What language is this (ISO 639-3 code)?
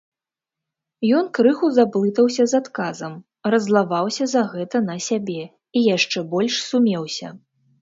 bel